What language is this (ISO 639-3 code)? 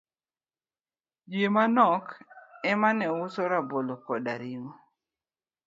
luo